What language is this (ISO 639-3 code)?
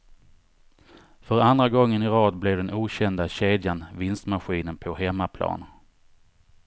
swe